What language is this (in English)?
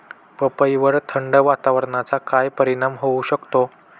Marathi